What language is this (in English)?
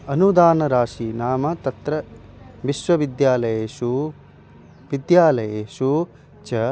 Sanskrit